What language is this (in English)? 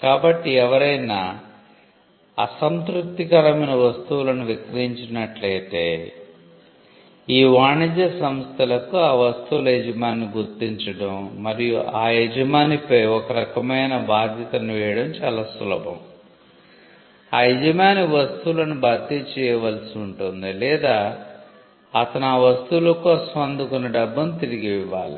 Telugu